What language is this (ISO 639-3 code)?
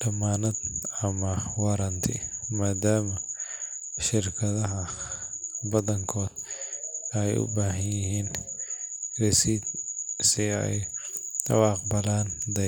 som